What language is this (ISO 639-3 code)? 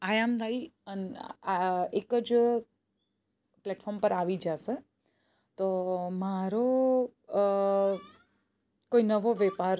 guj